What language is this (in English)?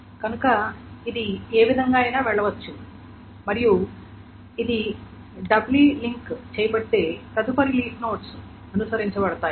Telugu